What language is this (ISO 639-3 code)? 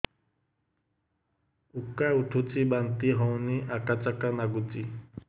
ori